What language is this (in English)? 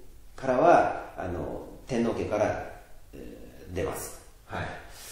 Japanese